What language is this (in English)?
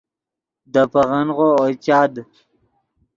Yidgha